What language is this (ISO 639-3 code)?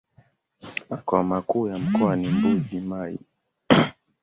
swa